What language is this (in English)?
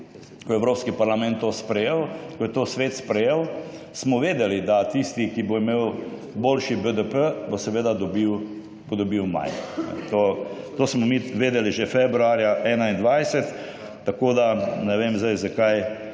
Slovenian